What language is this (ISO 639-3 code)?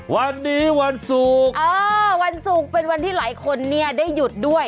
tha